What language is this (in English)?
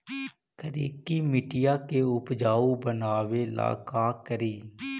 Magahi